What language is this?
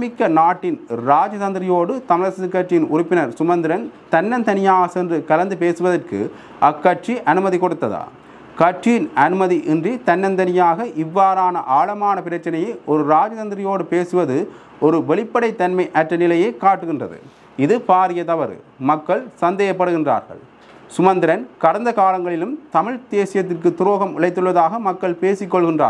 Tamil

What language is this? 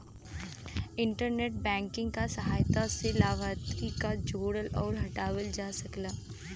Bhojpuri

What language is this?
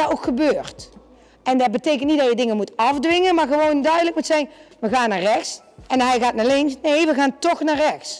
Dutch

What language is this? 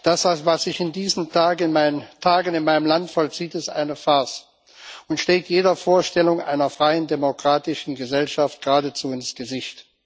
German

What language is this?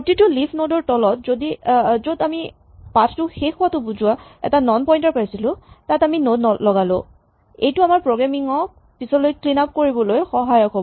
Assamese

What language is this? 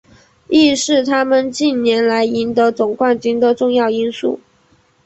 Chinese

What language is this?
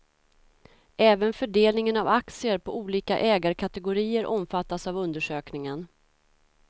Swedish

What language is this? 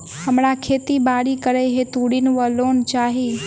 Maithili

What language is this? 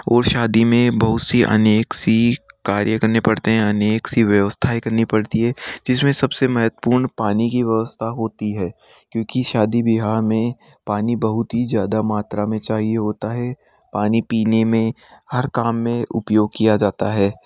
Hindi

